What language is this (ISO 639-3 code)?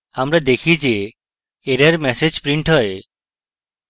ben